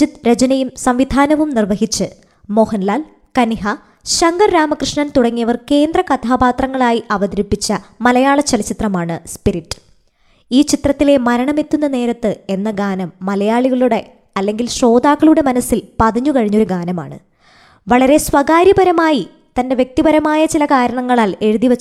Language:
Malayalam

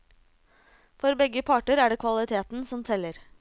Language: Norwegian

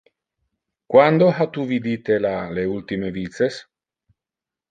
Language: Interlingua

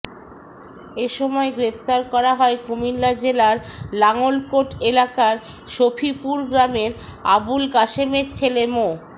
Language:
Bangla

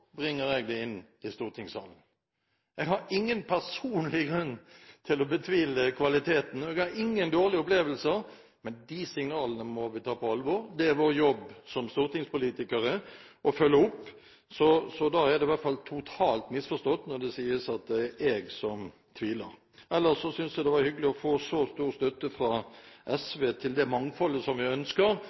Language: Norwegian Bokmål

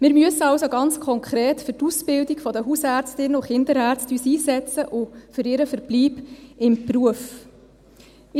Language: Swiss German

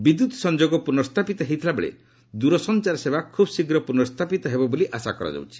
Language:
Odia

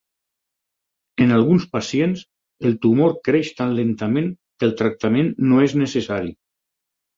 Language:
Catalan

